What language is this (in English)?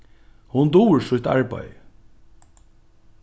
Faroese